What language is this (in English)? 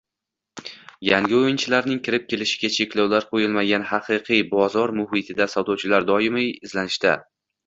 Uzbek